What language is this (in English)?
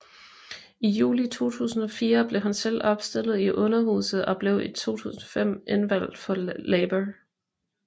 Danish